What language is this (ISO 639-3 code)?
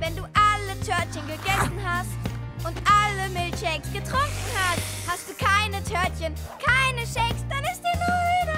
deu